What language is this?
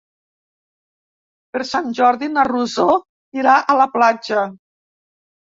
Catalan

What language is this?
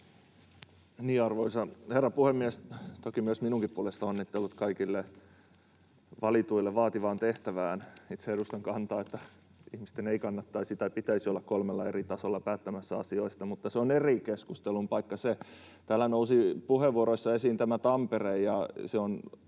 Finnish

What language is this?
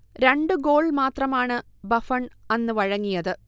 Malayalam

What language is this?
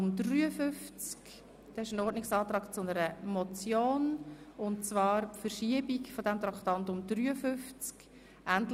Swiss German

